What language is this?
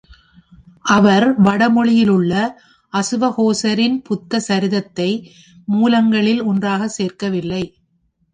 Tamil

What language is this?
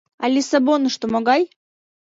Mari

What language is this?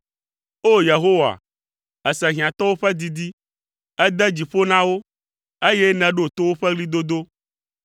Ewe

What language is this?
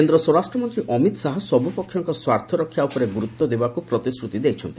Odia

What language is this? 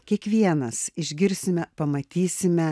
Lithuanian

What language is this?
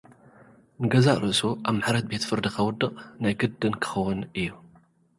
Tigrinya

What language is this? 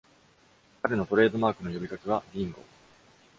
Japanese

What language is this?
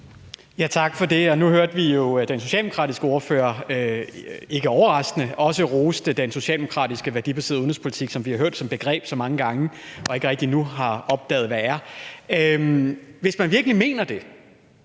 Danish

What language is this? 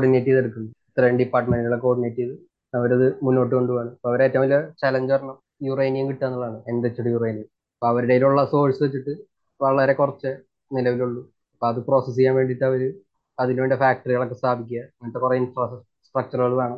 Malayalam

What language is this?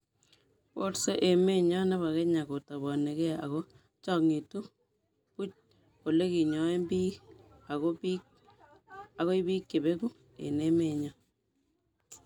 Kalenjin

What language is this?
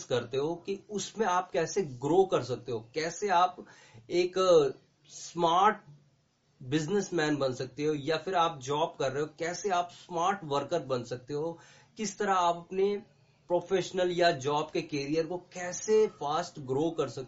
Hindi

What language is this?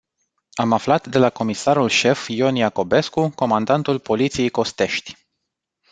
Romanian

